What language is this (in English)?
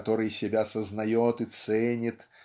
Russian